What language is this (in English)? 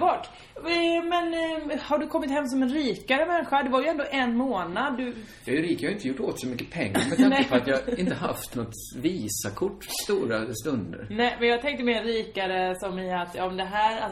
Swedish